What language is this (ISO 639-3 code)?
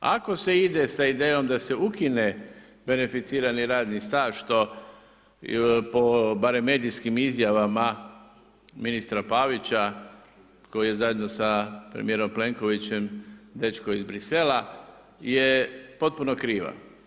hrv